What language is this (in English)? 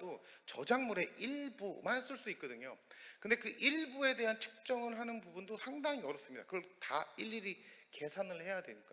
Korean